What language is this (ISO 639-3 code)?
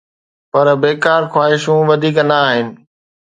snd